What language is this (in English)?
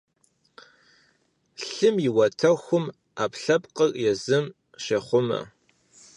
Kabardian